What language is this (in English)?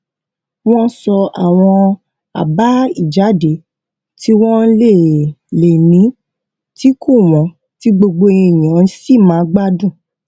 Yoruba